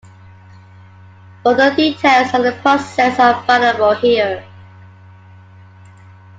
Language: English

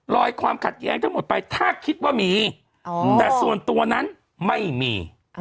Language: Thai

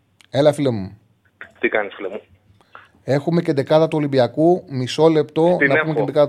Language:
Greek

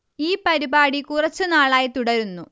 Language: Malayalam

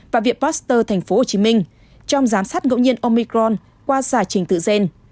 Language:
Vietnamese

